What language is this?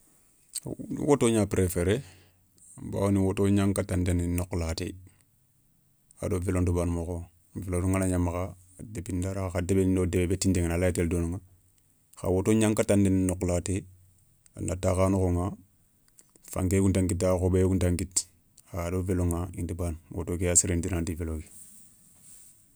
Soninke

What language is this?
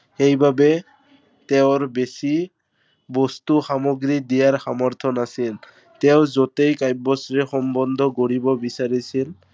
Assamese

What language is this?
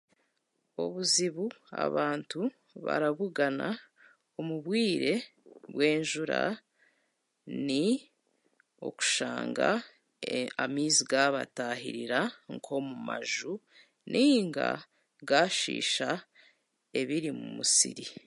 Chiga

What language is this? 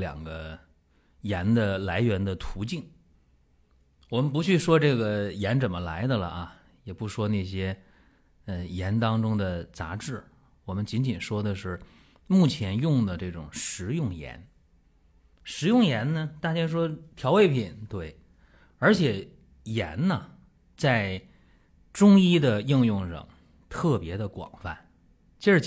Chinese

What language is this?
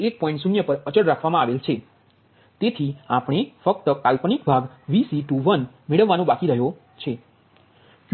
Gujarati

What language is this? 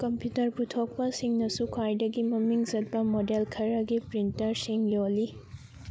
Manipuri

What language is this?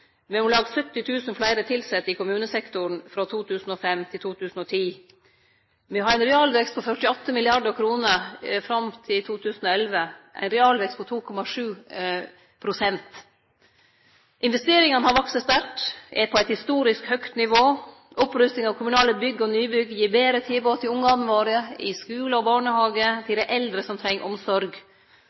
Norwegian Nynorsk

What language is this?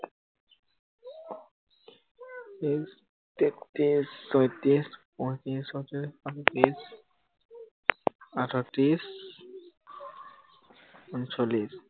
Assamese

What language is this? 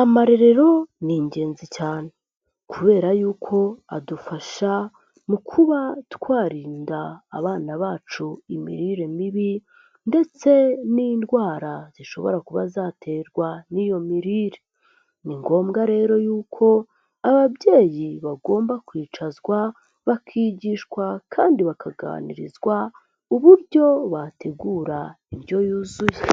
Kinyarwanda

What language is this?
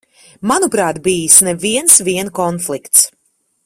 Latvian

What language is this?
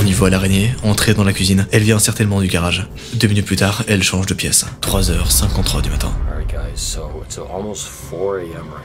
French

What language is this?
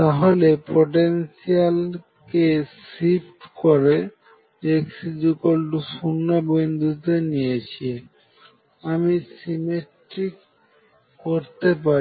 Bangla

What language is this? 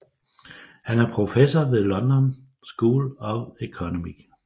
Danish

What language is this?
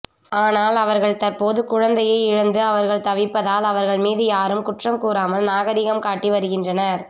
Tamil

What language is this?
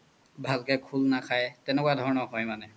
Assamese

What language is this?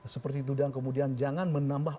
Indonesian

